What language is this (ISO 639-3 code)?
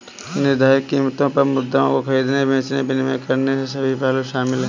hin